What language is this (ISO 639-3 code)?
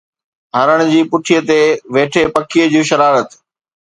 snd